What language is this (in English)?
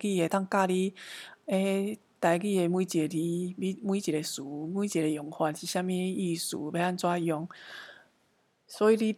Chinese